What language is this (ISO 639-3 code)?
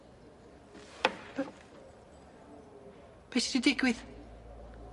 cym